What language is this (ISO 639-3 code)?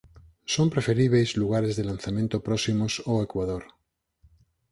glg